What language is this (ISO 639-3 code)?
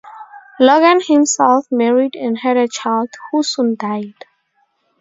eng